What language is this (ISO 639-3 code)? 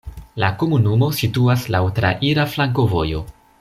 epo